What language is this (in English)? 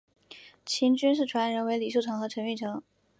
Chinese